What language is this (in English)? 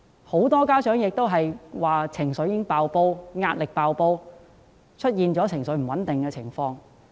Cantonese